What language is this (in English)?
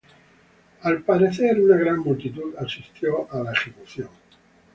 Spanish